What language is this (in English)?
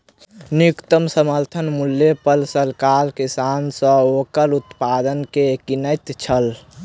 Maithili